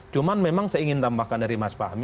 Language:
Indonesian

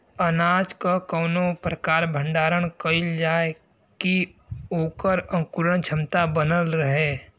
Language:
Bhojpuri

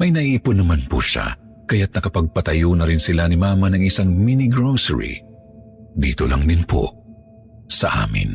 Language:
Filipino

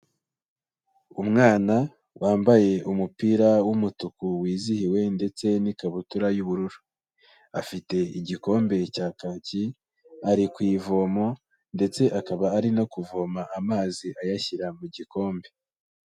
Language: Kinyarwanda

